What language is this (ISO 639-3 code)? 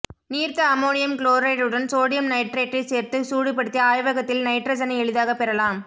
tam